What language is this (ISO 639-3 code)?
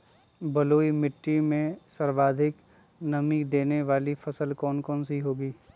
mag